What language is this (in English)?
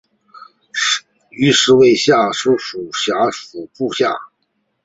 Chinese